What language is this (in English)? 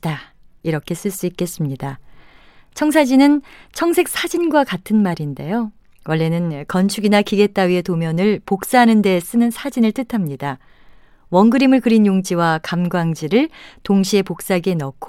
Korean